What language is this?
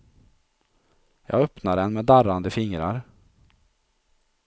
Swedish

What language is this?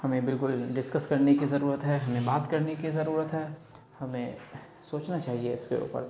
Urdu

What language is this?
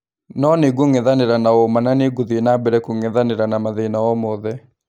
Kikuyu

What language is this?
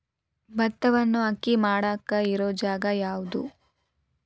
Kannada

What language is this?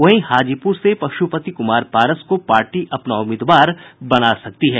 Hindi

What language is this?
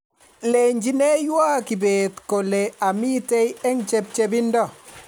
Kalenjin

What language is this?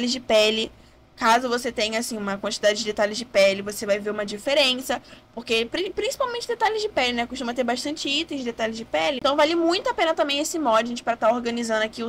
Portuguese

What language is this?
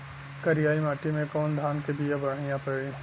Bhojpuri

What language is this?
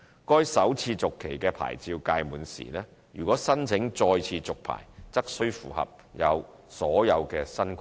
Cantonese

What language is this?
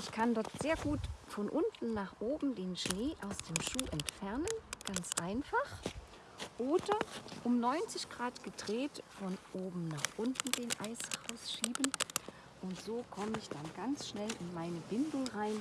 German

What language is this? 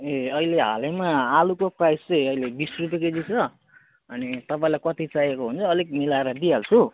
Nepali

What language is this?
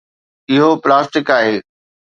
Sindhi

